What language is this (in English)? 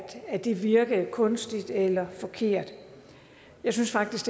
Danish